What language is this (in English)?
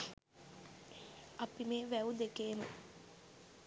Sinhala